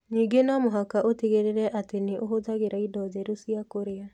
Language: Kikuyu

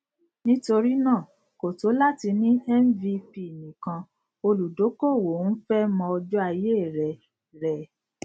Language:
Yoruba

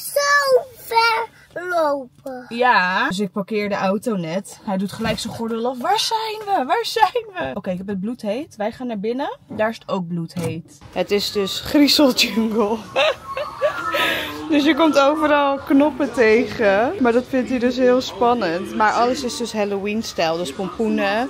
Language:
Dutch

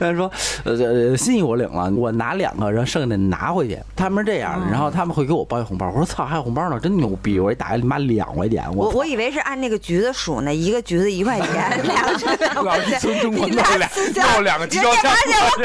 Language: Chinese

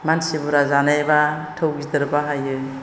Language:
Bodo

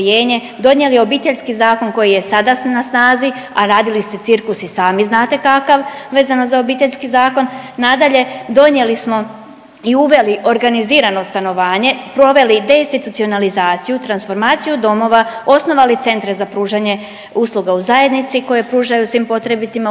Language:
Croatian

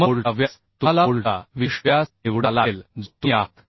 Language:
Marathi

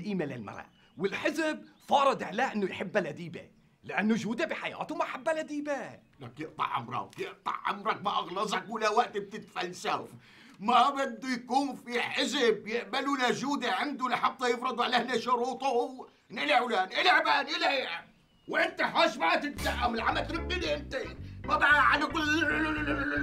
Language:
Arabic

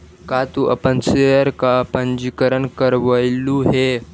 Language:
Magahi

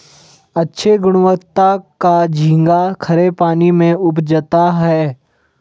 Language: Hindi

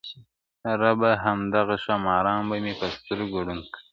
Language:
Pashto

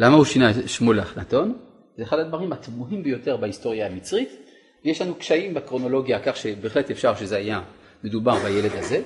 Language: Hebrew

